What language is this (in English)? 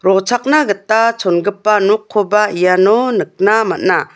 Garo